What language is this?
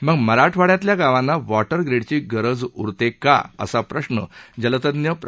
Marathi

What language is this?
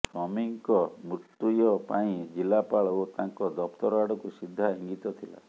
Odia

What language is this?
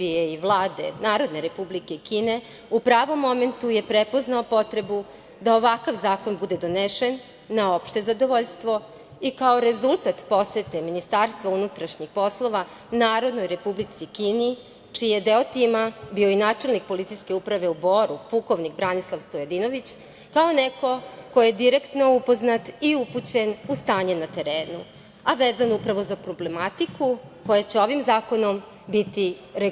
Serbian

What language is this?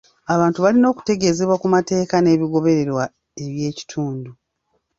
Ganda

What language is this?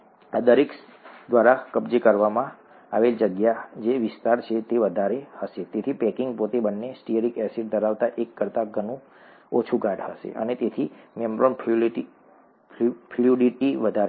Gujarati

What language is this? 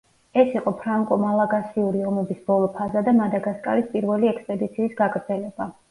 Georgian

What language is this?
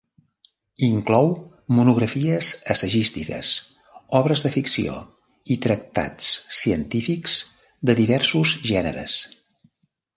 Catalan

